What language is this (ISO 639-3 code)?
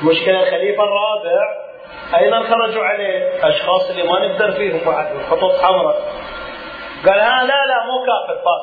ara